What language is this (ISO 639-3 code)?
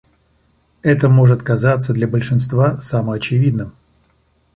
rus